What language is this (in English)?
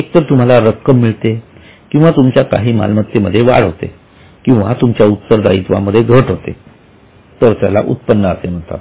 Marathi